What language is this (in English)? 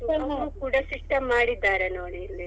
Kannada